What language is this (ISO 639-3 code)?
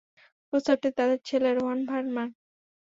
ben